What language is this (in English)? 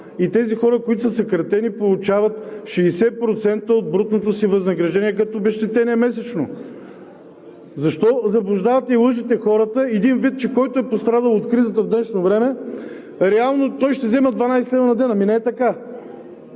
Bulgarian